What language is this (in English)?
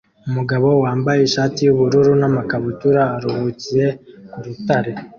Kinyarwanda